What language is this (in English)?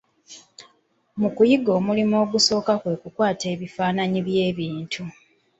Ganda